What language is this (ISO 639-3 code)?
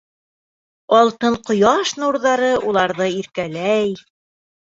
bak